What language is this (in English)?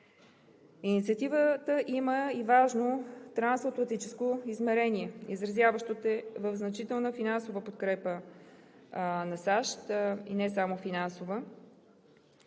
Bulgarian